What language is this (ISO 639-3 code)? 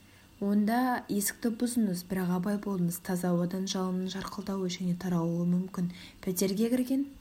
kaz